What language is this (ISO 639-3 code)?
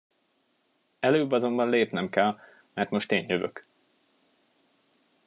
hun